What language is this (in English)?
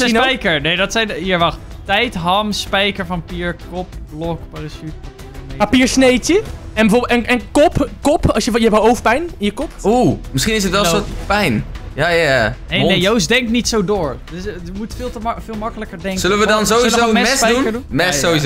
Dutch